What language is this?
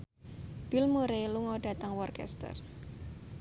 Javanese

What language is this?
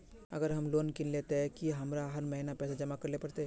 Magahi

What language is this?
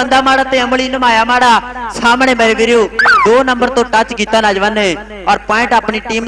Hindi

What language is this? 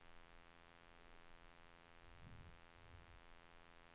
Swedish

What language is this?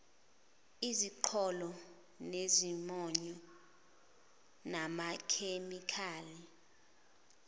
Zulu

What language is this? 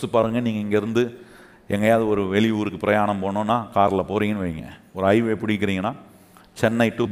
Tamil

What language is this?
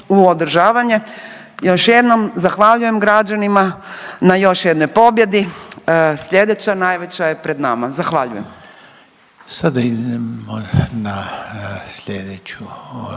Croatian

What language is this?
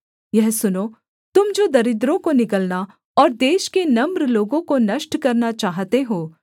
Hindi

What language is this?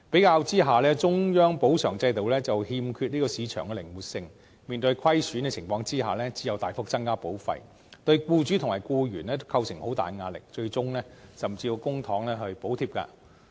Cantonese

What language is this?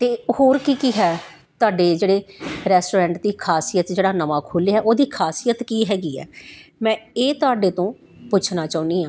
Punjabi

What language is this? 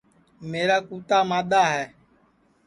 Sansi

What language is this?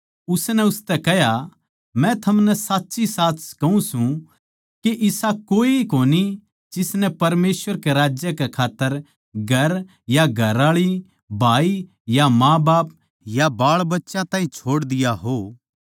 Haryanvi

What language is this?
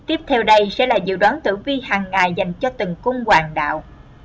Vietnamese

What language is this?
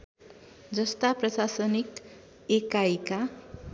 Nepali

